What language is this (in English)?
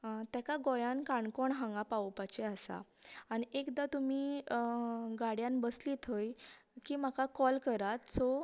Konkani